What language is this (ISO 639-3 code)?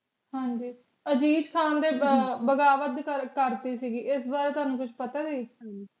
pan